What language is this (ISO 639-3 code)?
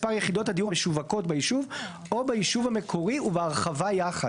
heb